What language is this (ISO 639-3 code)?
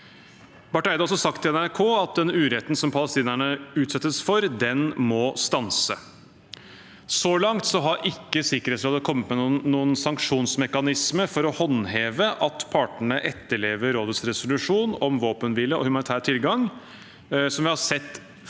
nor